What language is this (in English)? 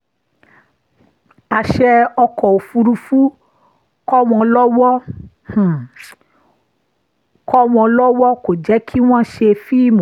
Yoruba